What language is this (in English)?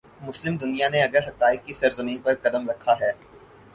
Urdu